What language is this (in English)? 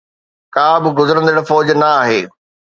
Sindhi